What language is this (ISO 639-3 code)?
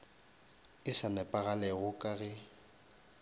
nso